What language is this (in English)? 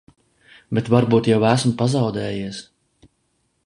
Latvian